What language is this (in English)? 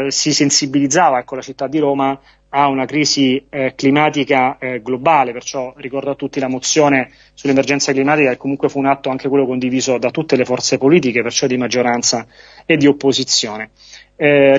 Italian